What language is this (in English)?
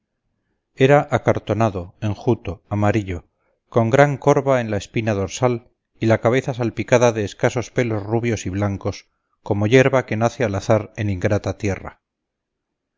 Spanish